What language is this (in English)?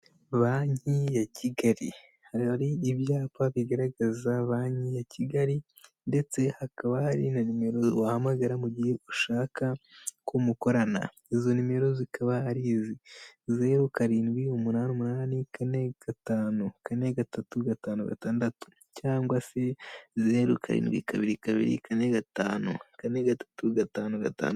Kinyarwanda